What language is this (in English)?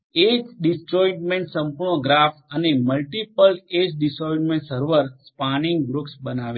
Gujarati